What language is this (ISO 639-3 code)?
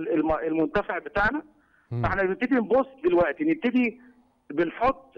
ara